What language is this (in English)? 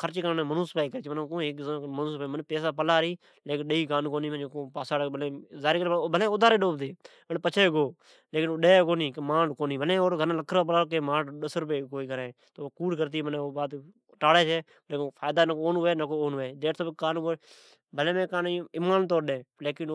Od